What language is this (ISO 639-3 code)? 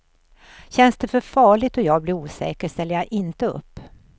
swe